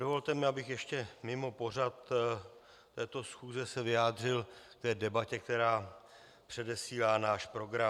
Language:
Czech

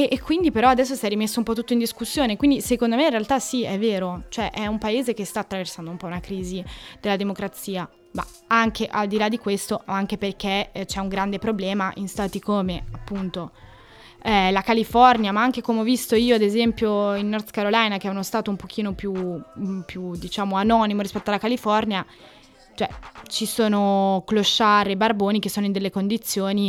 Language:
Italian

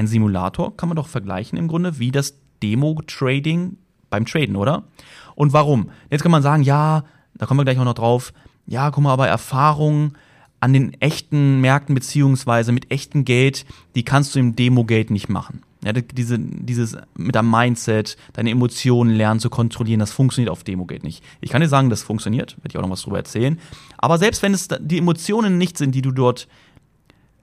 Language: German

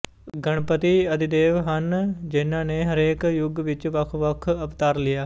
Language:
Punjabi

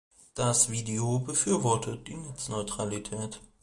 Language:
German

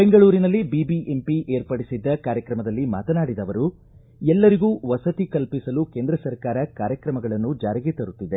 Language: Kannada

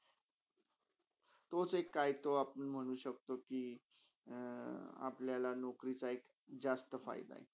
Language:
Marathi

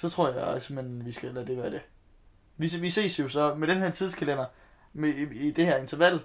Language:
Danish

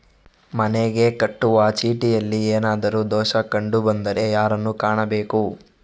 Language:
Kannada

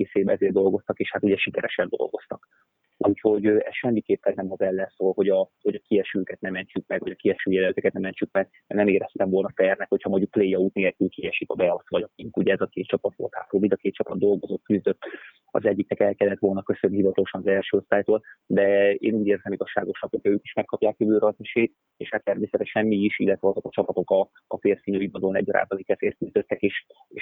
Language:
Hungarian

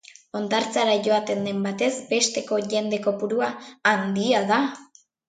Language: Basque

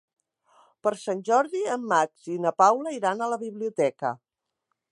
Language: Catalan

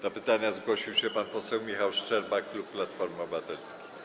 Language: Polish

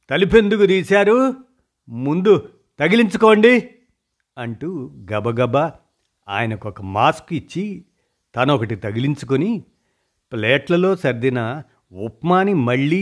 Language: Telugu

